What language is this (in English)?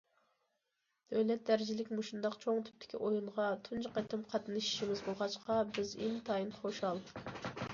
Uyghur